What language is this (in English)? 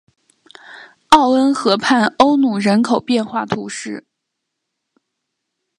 Chinese